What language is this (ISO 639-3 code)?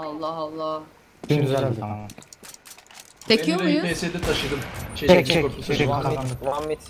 tur